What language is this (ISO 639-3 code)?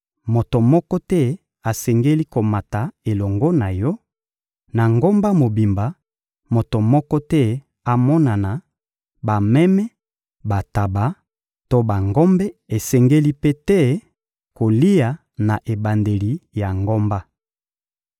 lin